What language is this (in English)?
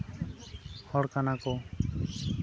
Santali